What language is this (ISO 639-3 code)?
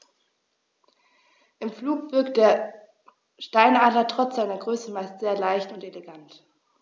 deu